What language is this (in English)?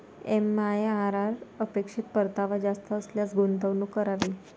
Marathi